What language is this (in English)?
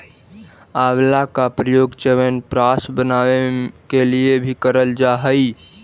Magahi